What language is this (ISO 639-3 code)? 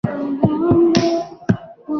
swa